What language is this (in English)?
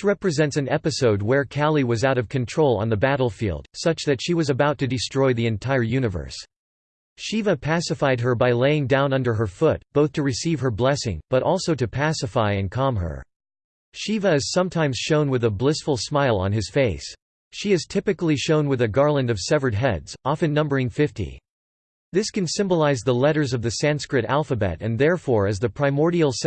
English